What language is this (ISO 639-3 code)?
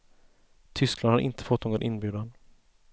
swe